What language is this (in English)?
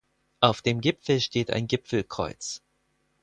German